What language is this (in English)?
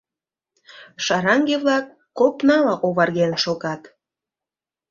Mari